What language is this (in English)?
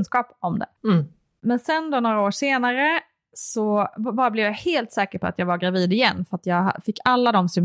Swedish